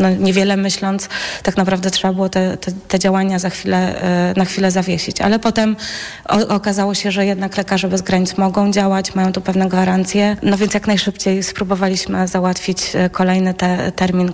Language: Polish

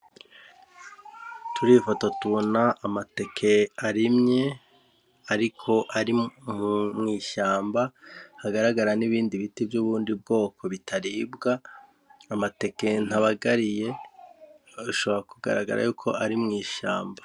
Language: Rundi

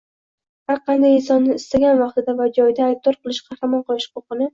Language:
Uzbek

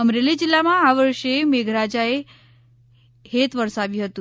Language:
Gujarati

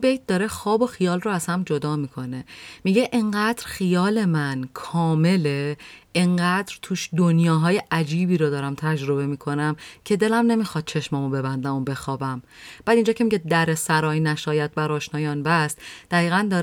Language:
Persian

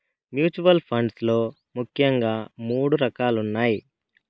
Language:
Telugu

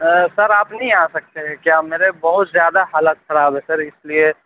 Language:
Urdu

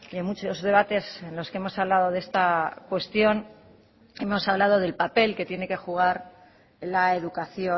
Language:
Spanish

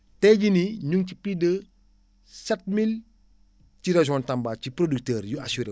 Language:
Wolof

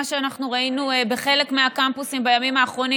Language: Hebrew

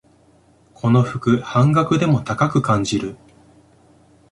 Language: Japanese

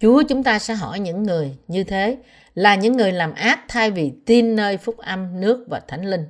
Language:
Vietnamese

